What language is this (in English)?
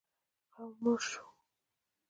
Pashto